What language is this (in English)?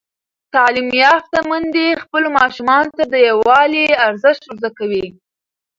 Pashto